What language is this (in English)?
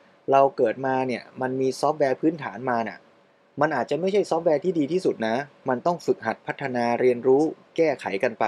Thai